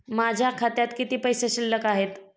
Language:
Marathi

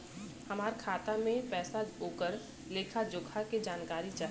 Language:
Bhojpuri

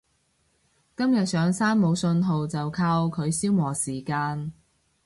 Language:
Cantonese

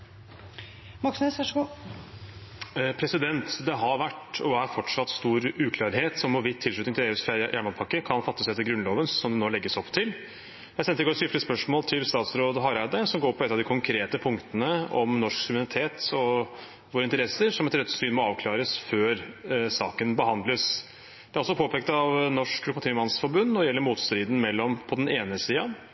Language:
Norwegian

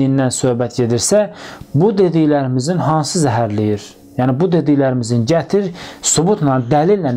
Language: Turkish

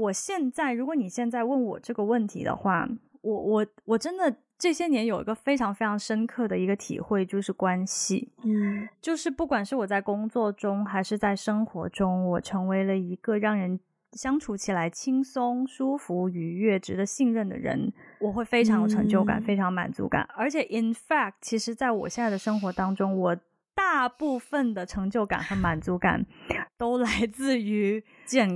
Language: Chinese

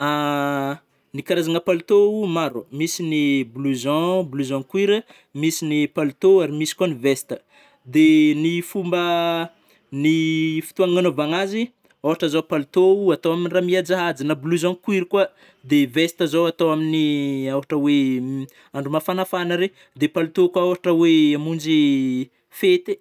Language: Northern Betsimisaraka Malagasy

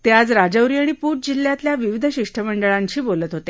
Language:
Marathi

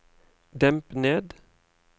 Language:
Norwegian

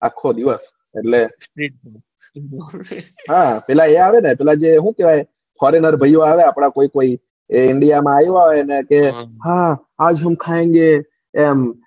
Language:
Gujarati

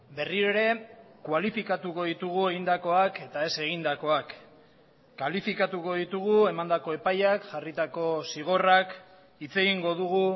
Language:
Basque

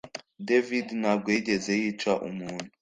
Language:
Kinyarwanda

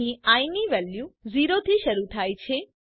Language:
Gujarati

